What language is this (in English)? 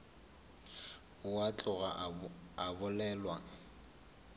Northern Sotho